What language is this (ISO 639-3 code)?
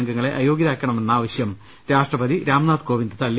mal